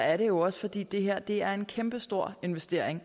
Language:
Danish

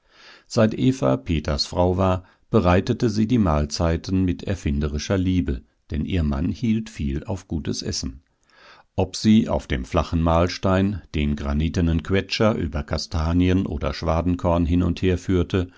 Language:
German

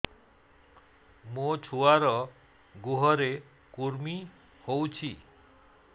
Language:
Odia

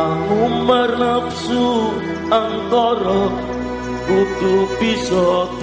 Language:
Vietnamese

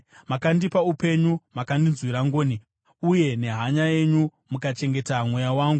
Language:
Shona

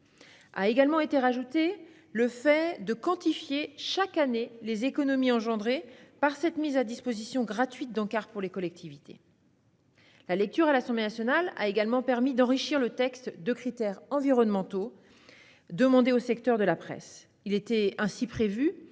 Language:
French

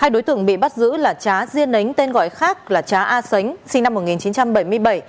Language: Vietnamese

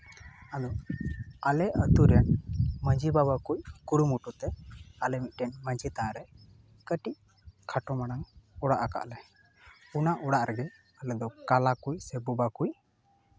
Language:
Santali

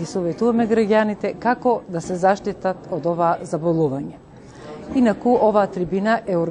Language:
Macedonian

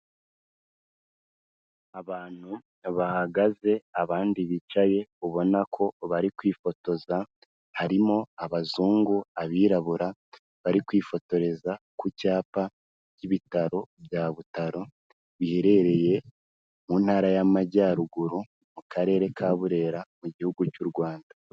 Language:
Kinyarwanda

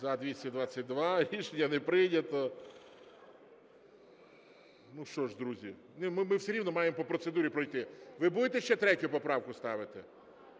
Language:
Ukrainian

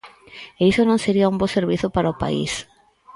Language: Galician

